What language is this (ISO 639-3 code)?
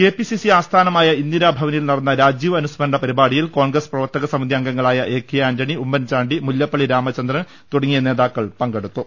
mal